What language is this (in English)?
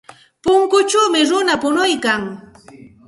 Santa Ana de Tusi Pasco Quechua